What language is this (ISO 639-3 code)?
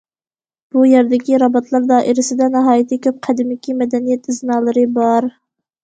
uig